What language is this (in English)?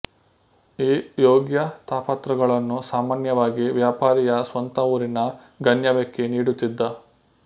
Kannada